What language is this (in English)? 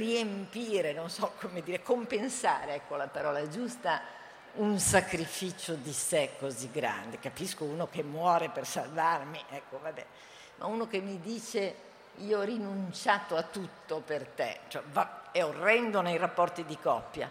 Italian